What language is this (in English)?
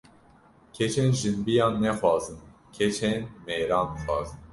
Kurdish